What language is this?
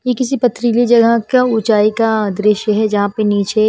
Hindi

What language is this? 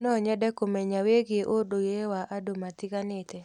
Kikuyu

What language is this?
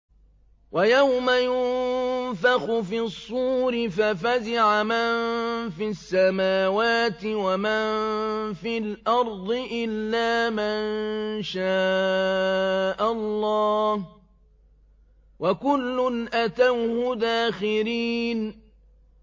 Arabic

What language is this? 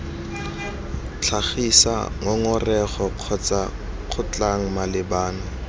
Tswana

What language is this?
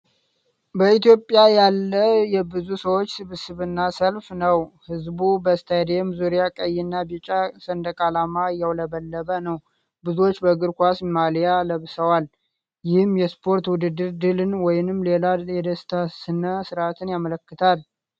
Amharic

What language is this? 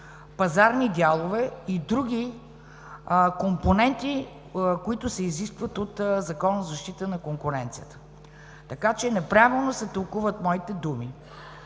Bulgarian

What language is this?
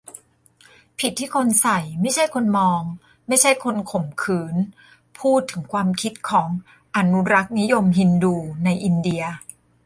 Thai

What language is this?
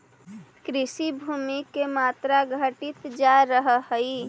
Magahi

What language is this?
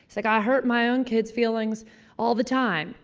English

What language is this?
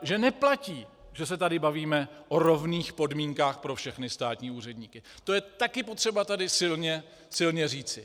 Czech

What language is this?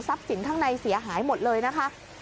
Thai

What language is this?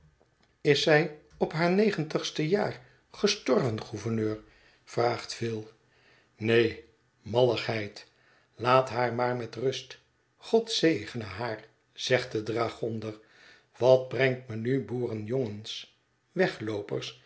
Dutch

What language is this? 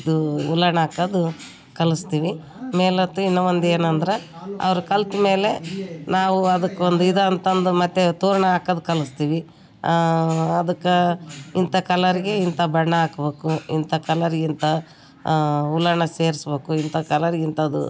Kannada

